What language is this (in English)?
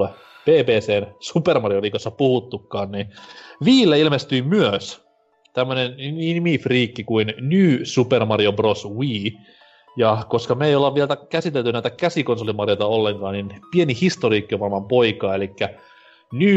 Finnish